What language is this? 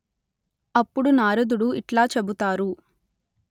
Telugu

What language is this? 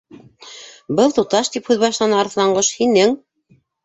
Bashkir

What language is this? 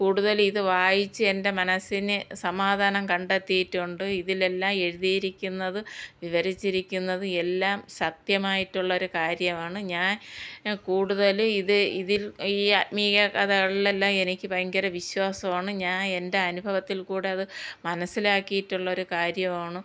Malayalam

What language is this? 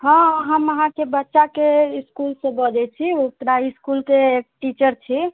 Maithili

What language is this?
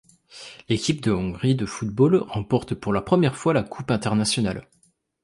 French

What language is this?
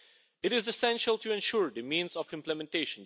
English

